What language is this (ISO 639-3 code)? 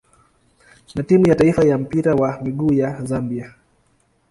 swa